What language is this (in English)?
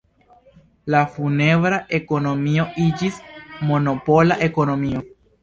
Esperanto